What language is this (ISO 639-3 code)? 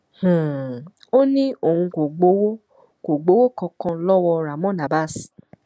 yor